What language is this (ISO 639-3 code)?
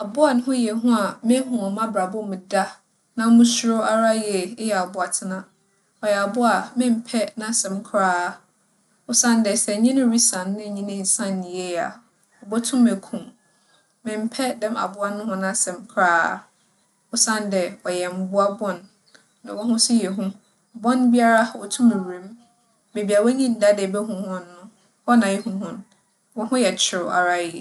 aka